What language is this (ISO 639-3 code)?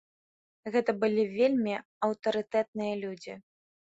bel